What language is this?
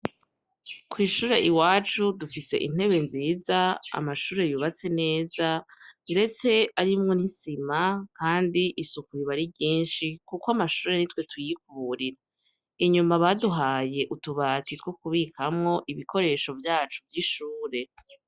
Rundi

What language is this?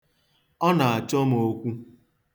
Igbo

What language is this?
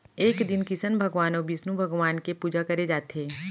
Chhattisgarhi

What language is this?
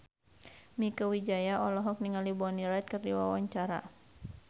Sundanese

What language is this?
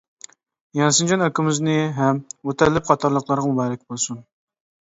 Uyghur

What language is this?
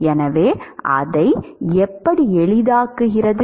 Tamil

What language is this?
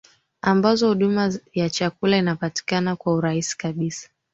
Swahili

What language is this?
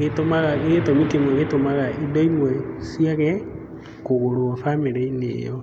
Kikuyu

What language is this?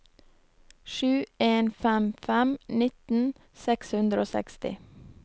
Norwegian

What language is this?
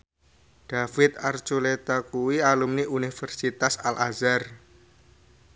Javanese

